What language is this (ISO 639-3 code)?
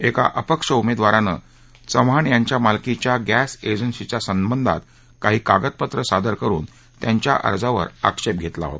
mar